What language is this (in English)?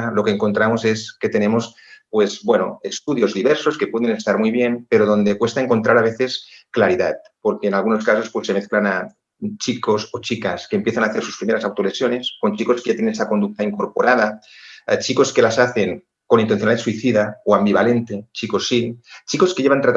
Spanish